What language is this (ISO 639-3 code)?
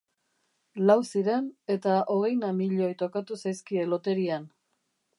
eus